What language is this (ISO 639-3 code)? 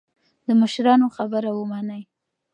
pus